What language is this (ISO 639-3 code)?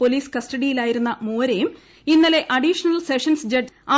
mal